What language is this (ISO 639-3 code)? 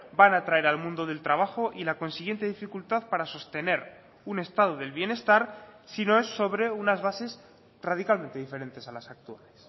spa